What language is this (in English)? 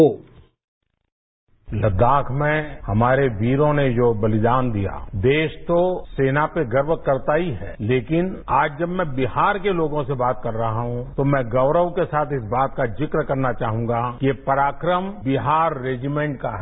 Hindi